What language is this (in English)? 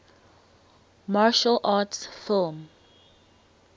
English